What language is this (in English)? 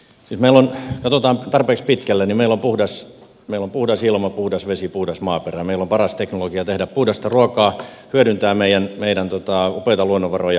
Finnish